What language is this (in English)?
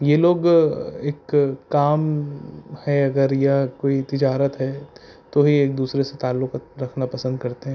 Urdu